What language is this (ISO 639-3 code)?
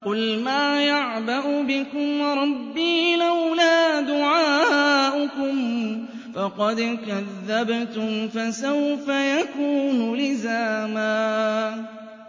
ara